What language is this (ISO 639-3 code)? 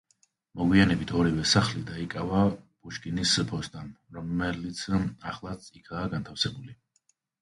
kat